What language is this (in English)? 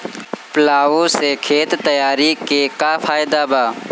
Bhojpuri